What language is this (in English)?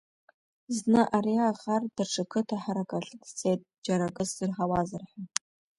Abkhazian